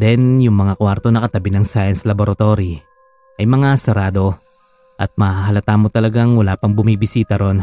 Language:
Filipino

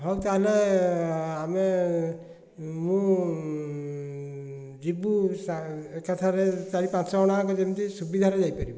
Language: Odia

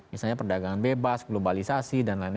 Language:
Indonesian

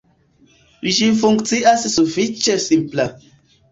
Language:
Esperanto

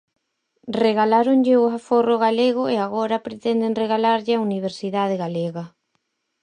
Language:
Galician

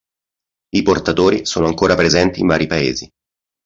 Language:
Italian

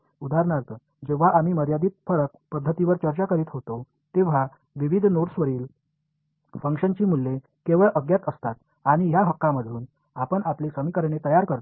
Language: Marathi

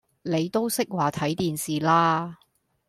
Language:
Cantonese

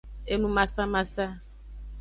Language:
Aja (Benin)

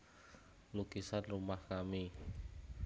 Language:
Javanese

